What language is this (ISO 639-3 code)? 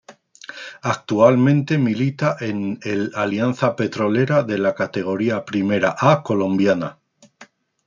spa